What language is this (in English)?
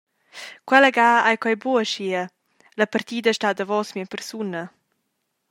Romansh